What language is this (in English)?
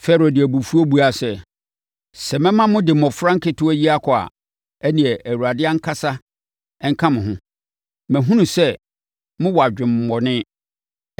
Akan